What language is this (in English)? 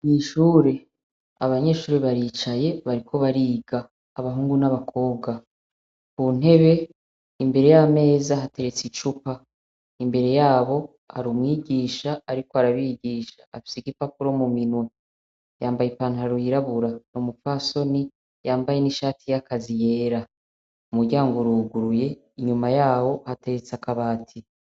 Rundi